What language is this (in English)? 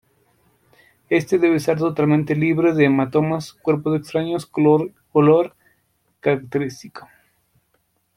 Spanish